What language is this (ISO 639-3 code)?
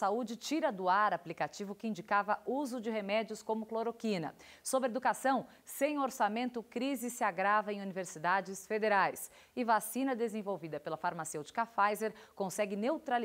por